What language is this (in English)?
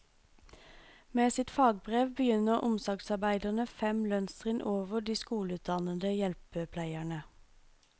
Norwegian